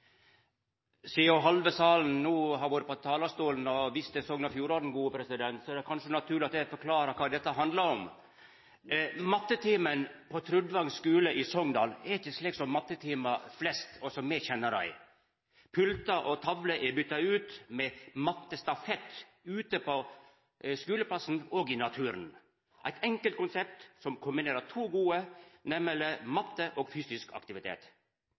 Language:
Norwegian Nynorsk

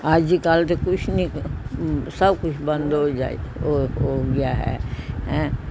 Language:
Punjabi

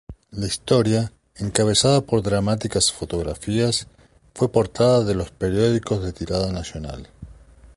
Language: Spanish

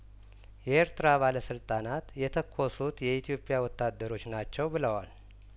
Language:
Amharic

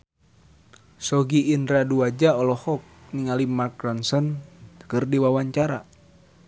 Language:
Sundanese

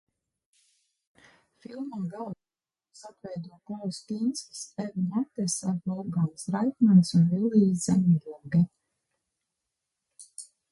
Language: Latvian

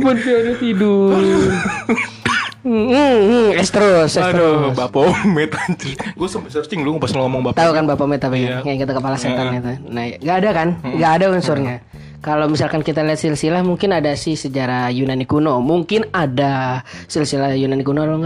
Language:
Indonesian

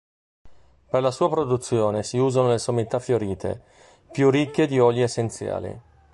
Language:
Italian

